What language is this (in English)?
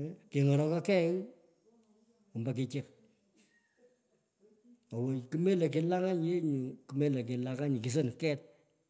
Pökoot